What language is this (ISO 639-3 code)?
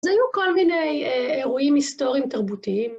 heb